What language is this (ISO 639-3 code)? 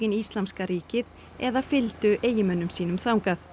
isl